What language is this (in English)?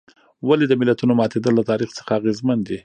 Pashto